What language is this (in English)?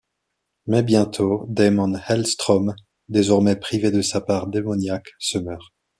French